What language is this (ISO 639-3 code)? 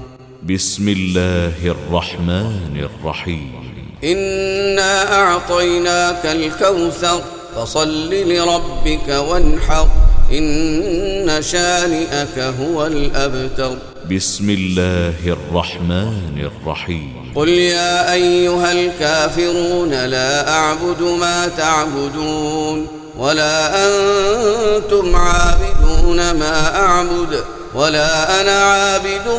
ara